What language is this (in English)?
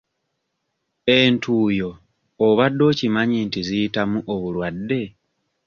Ganda